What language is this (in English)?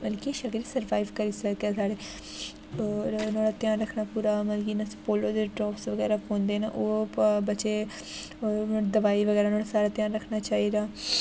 Dogri